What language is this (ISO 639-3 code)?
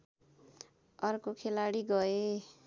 nep